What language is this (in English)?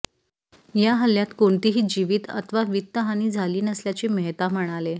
Marathi